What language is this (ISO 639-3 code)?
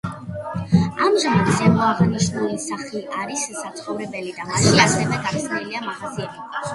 kat